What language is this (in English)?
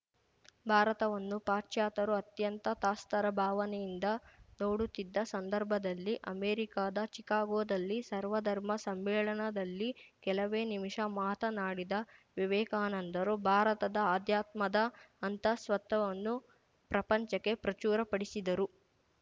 Kannada